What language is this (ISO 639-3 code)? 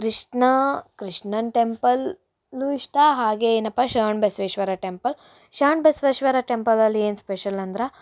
kan